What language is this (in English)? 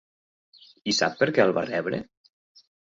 Catalan